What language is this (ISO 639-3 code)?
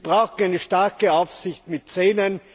deu